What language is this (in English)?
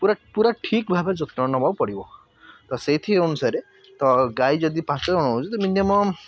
Odia